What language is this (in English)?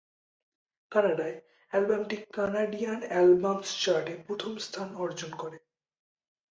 Bangla